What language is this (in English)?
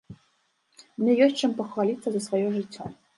Belarusian